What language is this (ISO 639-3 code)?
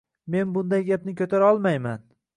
uzb